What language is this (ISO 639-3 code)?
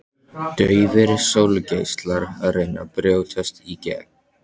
isl